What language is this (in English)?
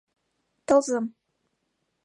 Mari